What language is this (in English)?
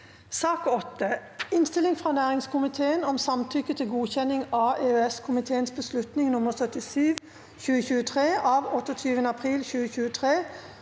Norwegian